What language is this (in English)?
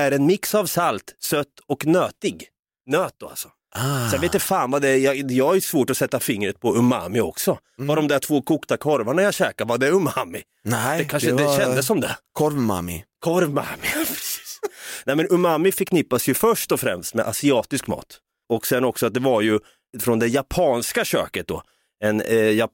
Swedish